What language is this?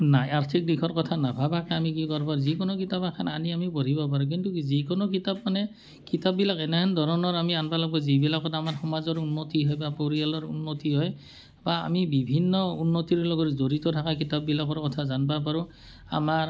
Assamese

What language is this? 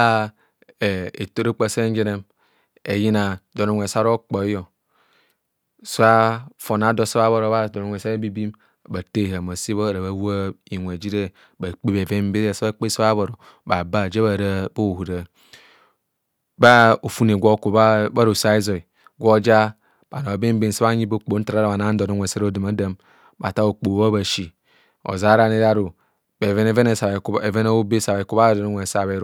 Kohumono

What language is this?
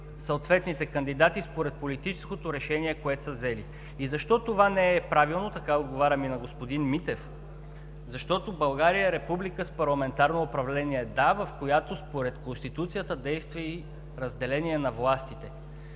Bulgarian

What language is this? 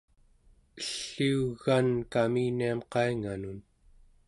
Central Yupik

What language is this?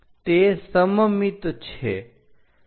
Gujarati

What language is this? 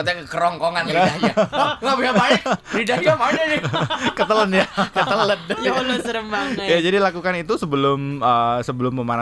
Indonesian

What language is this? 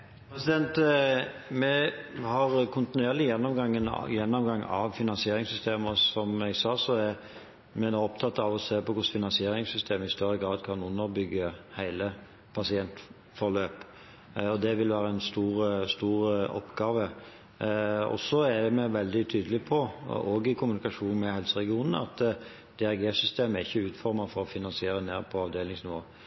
Norwegian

